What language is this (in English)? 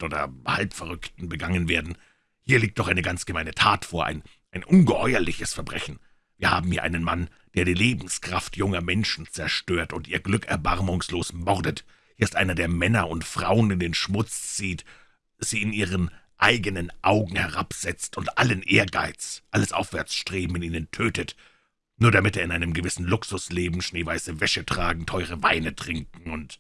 German